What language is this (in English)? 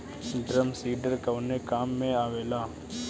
Bhojpuri